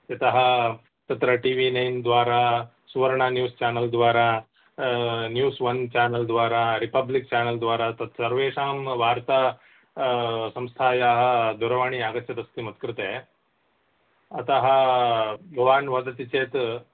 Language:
Sanskrit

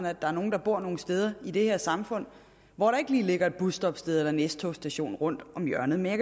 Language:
Danish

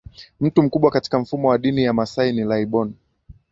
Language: Swahili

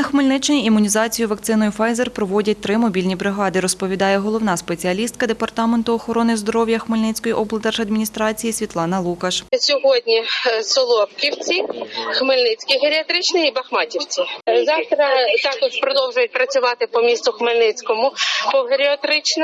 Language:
Ukrainian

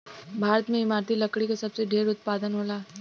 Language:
Bhojpuri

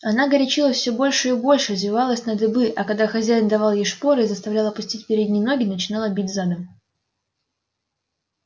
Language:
Russian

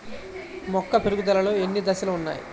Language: Telugu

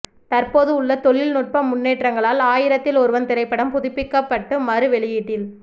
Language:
Tamil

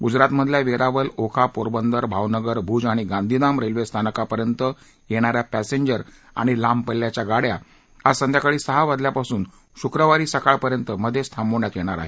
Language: Marathi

